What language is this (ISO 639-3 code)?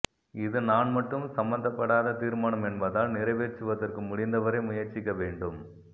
tam